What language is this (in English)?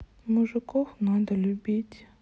Russian